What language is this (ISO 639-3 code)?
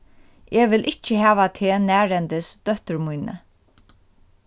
fao